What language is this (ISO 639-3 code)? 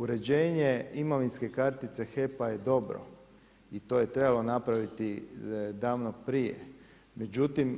hrv